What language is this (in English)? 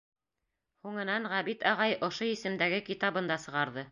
Bashkir